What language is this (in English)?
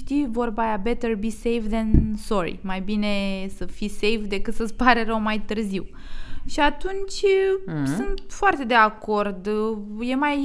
Romanian